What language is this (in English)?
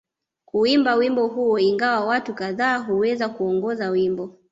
Swahili